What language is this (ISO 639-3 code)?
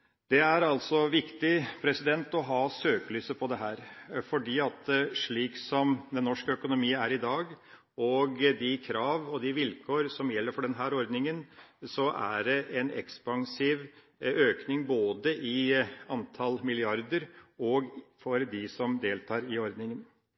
nob